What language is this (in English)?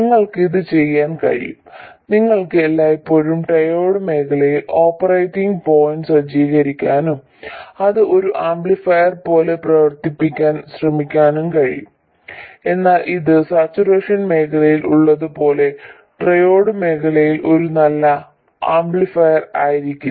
Malayalam